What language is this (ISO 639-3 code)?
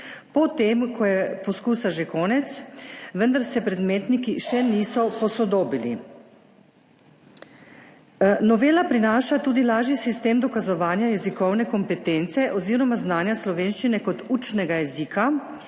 slv